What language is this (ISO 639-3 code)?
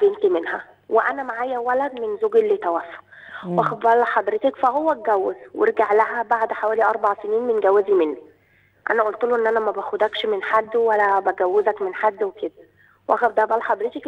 ara